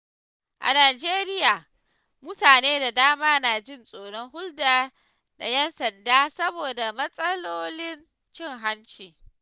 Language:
Hausa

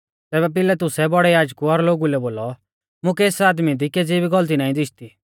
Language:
Mahasu Pahari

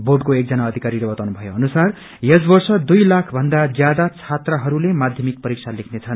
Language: Nepali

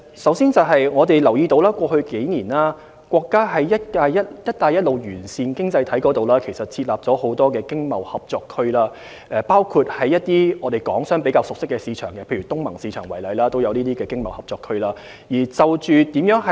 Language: Cantonese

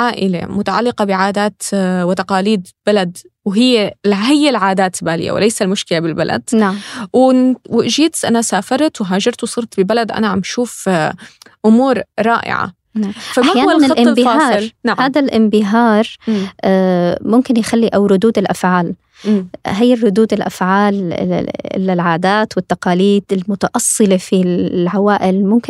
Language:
Arabic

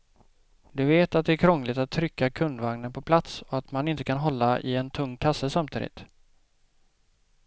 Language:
Swedish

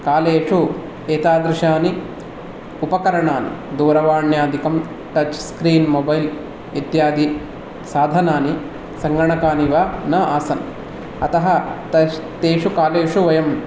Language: Sanskrit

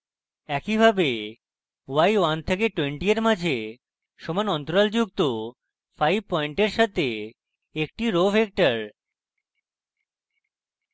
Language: Bangla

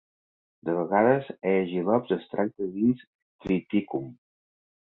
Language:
Catalan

